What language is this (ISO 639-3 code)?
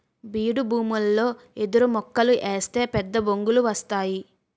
tel